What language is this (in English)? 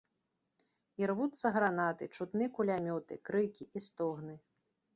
Belarusian